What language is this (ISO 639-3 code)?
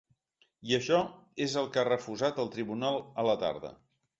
cat